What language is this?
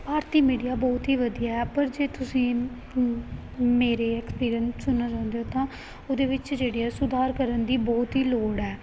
Punjabi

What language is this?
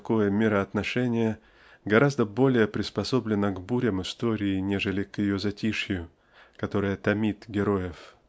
Russian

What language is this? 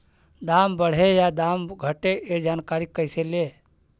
Magahi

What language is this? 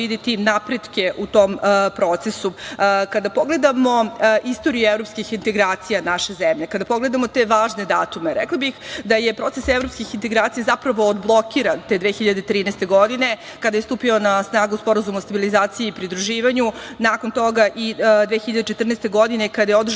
Serbian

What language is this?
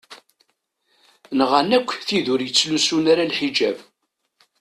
Kabyle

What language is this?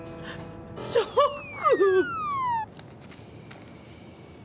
Japanese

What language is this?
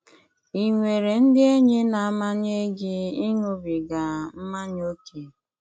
Igbo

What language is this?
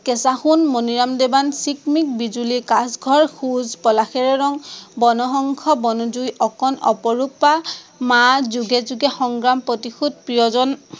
Assamese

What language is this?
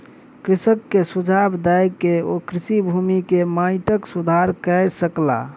Maithili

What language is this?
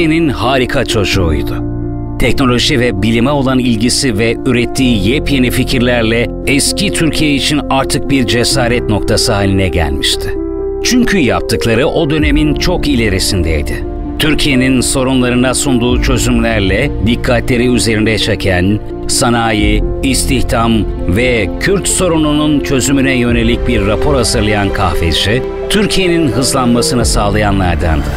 Turkish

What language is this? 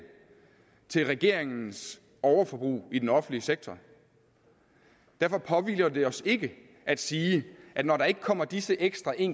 Danish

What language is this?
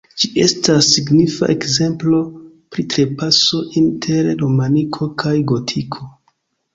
Esperanto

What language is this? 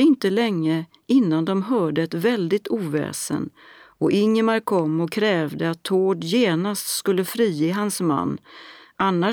Swedish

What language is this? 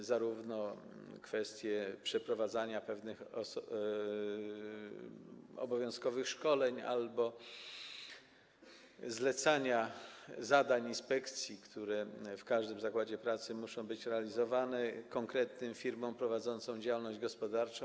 Polish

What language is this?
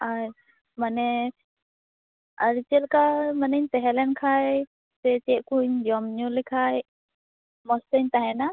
Santali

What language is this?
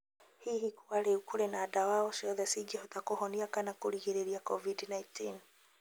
Kikuyu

